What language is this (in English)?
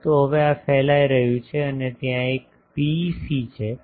Gujarati